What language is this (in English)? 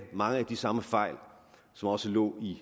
Danish